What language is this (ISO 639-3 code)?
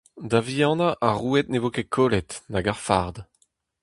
bre